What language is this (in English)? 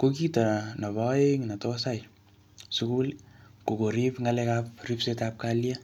Kalenjin